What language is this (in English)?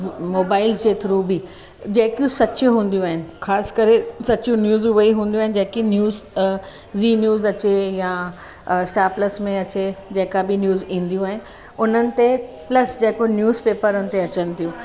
Sindhi